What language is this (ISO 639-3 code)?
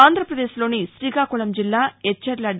tel